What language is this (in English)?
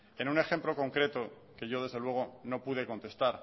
Spanish